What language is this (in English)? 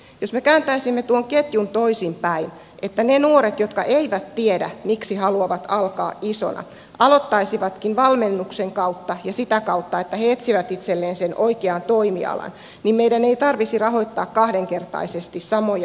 Finnish